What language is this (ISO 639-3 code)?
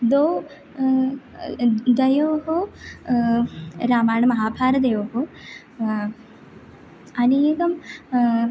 san